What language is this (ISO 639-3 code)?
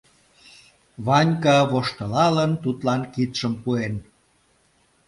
chm